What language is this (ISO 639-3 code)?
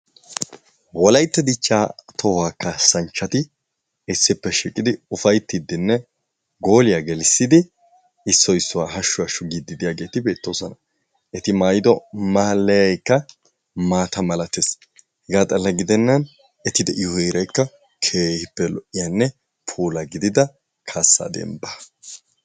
wal